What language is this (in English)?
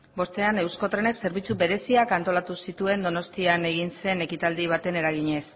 Basque